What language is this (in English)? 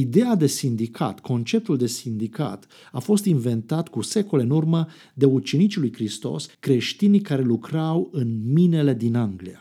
Romanian